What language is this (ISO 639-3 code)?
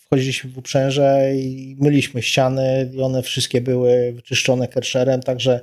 pol